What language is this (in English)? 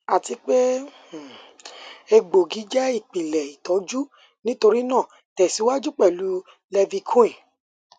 Yoruba